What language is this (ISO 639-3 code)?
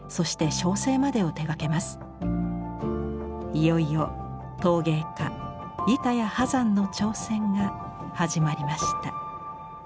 jpn